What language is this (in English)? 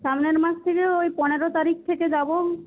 Bangla